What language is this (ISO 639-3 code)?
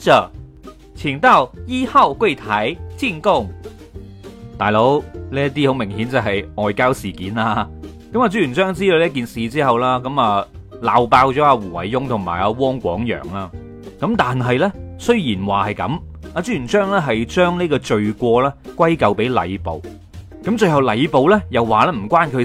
zho